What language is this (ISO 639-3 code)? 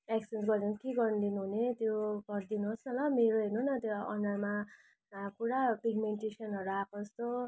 nep